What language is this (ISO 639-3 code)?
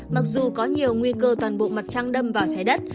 vie